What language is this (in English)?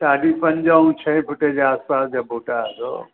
Sindhi